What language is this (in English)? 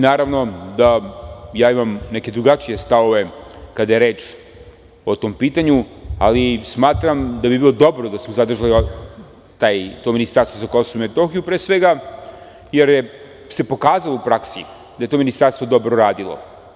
Serbian